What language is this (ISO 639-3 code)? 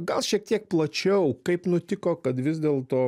lit